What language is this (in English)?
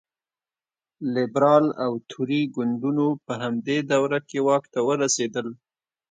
Pashto